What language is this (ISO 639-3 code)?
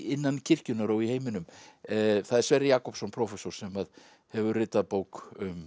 isl